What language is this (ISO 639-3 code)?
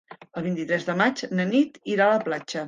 cat